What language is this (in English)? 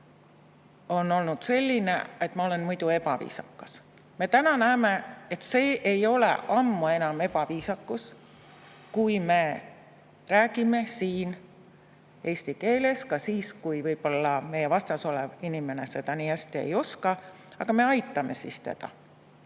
Estonian